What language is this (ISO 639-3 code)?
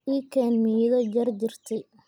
som